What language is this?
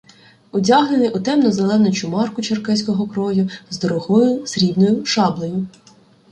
Ukrainian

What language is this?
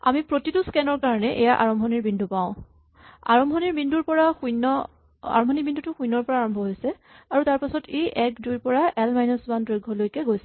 Assamese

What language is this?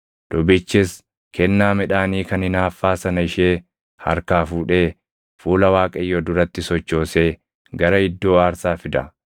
Oromo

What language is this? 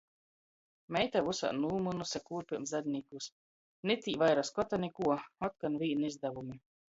Latgalian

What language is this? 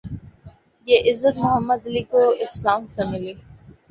Urdu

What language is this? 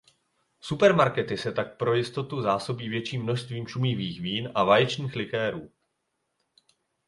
Czech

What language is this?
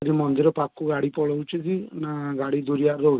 Odia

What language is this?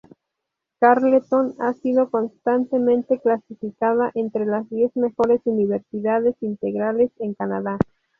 Spanish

